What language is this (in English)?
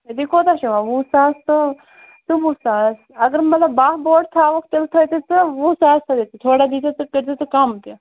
Kashmiri